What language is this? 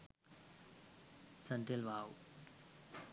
Sinhala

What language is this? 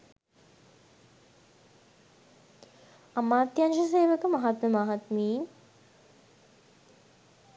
Sinhala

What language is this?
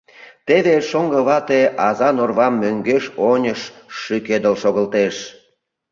Mari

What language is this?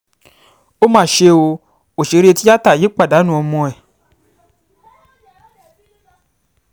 Yoruba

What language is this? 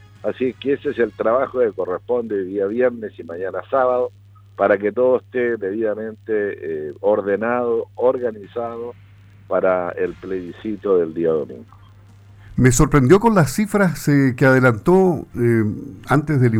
Spanish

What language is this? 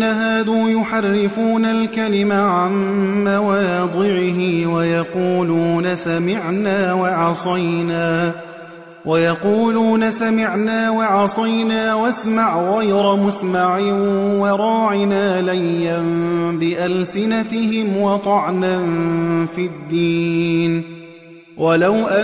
Arabic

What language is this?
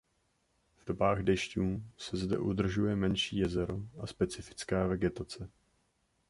Czech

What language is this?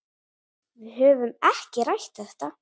Icelandic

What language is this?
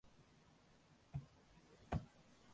Tamil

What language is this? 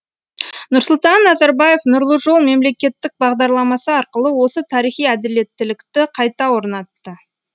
Kazakh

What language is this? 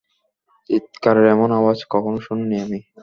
Bangla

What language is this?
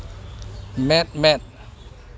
Santali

